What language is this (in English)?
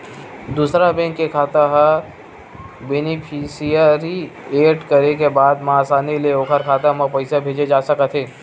Chhattisgarhi